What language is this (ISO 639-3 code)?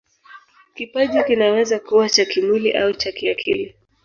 swa